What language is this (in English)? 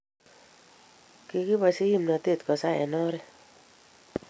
Kalenjin